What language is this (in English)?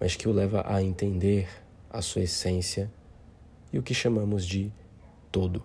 Portuguese